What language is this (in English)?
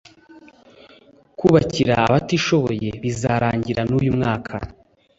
Kinyarwanda